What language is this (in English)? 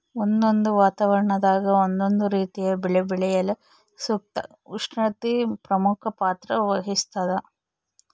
Kannada